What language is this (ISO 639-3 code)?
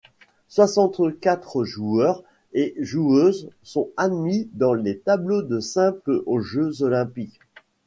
fra